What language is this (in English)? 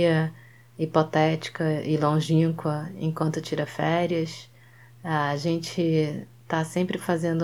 Portuguese